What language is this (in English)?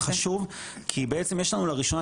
Hebrew